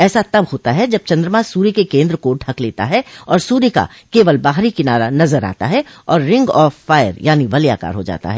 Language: Hindi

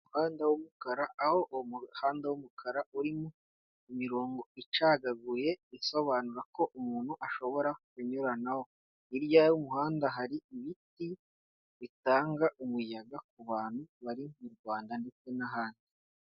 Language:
Kinyarwanda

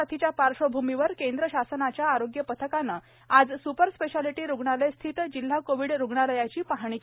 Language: Marathi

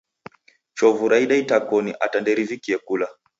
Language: Taita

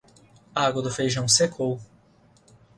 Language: Portuguese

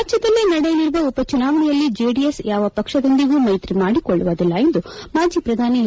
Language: Kannada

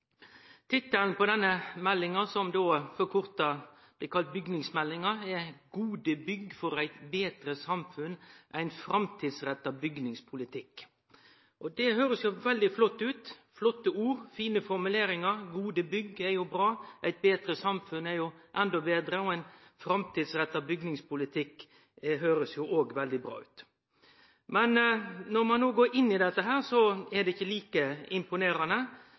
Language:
Norwegian Nynorsk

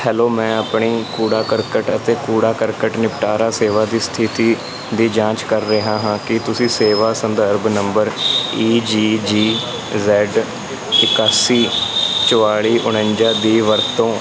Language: Punjabi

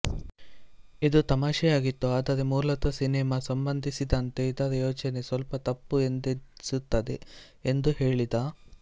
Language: Kannada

